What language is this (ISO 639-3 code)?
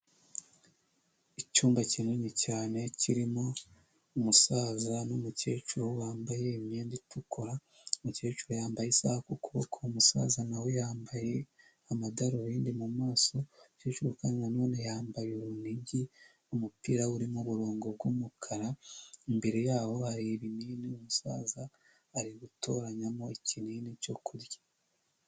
kin